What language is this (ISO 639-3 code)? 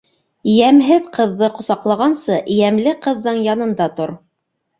bak